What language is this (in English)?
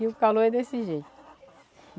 Portuguese